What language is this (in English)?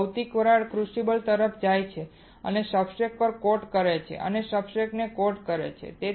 Gujarati